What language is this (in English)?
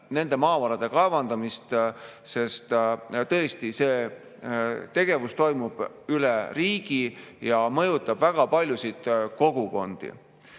Estonian